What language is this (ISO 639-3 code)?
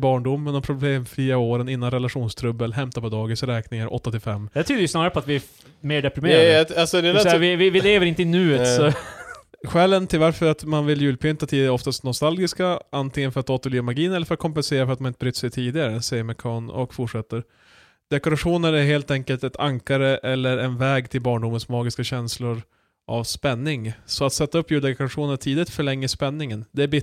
swe